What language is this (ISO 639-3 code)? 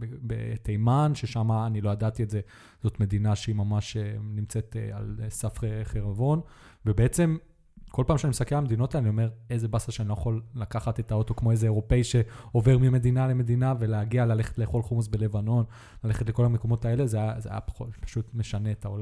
heb